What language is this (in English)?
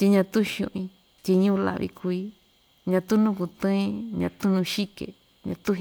Ixtayutla Mixtec